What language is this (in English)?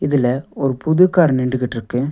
Tamil